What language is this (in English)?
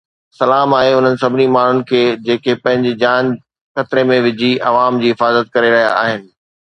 Sindhi